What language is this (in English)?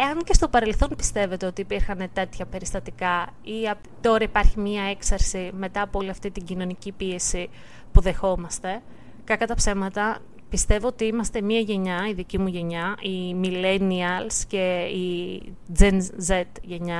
Greek